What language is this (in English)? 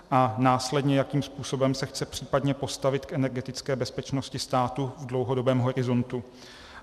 Czech